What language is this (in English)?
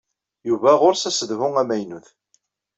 Kabyle